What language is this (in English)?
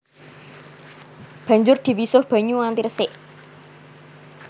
Javanese